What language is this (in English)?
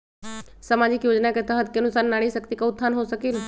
Magahi